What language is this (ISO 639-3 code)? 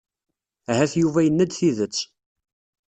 kab